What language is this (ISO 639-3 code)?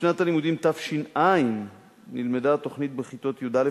heb